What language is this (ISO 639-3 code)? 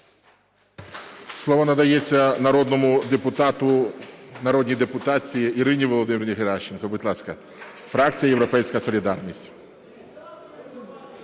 ukr